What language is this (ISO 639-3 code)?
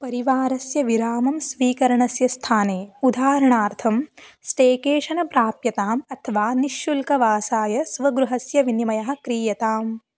san